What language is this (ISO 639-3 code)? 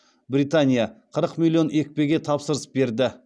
kaz